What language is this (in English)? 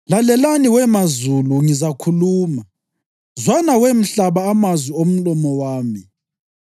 North Ndebele